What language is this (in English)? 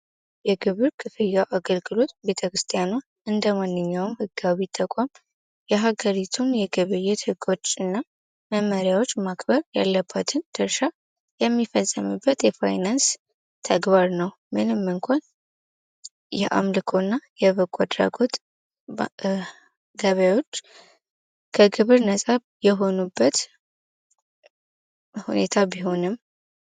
Amharic